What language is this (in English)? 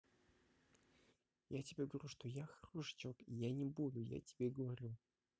Russian